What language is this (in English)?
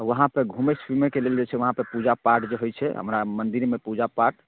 Maithili